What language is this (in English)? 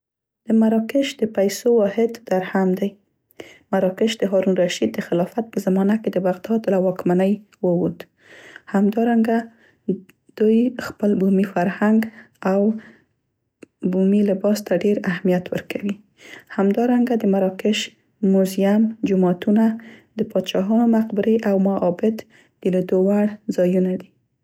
Central Pashto